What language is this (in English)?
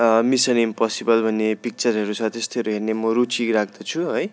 Nepali